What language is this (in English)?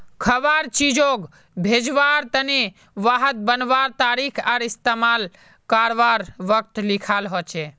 Magahi